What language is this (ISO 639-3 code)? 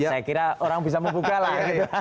ind